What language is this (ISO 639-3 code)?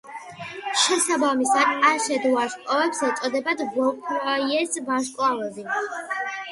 kat